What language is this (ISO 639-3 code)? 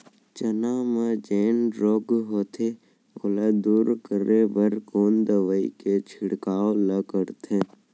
hne